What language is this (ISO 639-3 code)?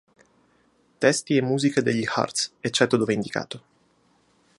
ita